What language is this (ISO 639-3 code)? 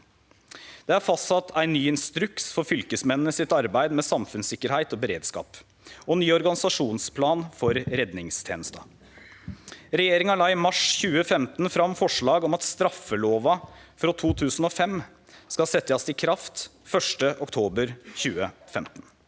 nor